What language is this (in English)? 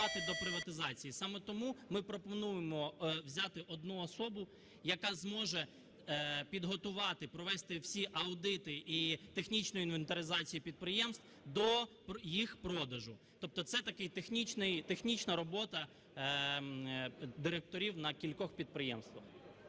Ukrainian